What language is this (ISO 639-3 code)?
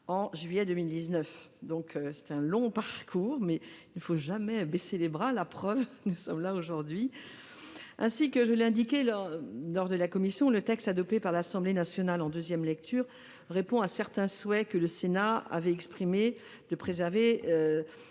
fra